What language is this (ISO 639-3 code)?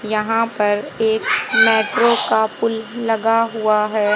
hin